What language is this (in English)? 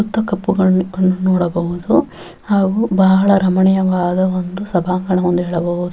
Kannada